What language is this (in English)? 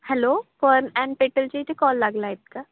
Marathi